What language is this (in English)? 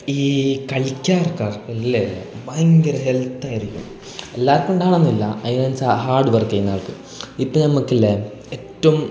Malayalam